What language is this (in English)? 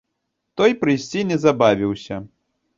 Belarusian